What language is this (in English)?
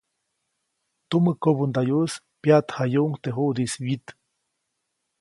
Copainalá Zoque